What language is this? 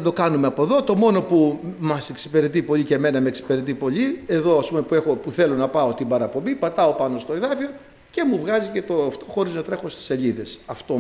Greek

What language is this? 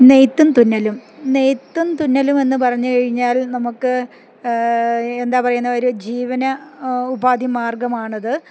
Malayalam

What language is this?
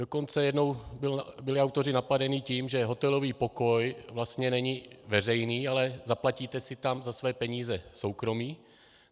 Czech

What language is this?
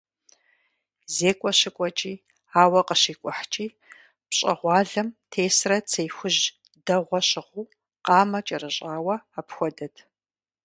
Kabardian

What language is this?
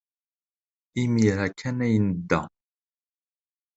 Kabyle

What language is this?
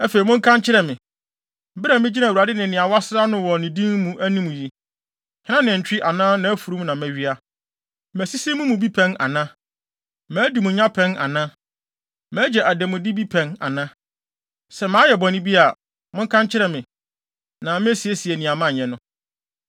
Akan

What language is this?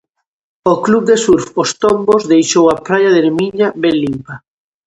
Galician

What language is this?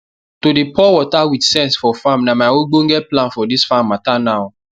Nigerian Pidgin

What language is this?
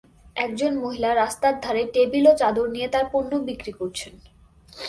Bangla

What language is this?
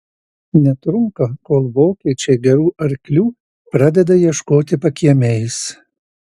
Lithuanian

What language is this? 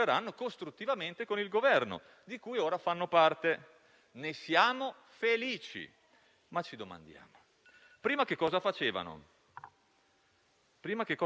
Italian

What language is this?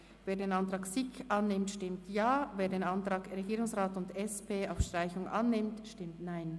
Swiss German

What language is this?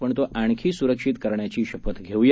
Marathi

